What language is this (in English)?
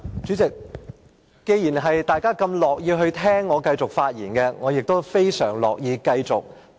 Cantonese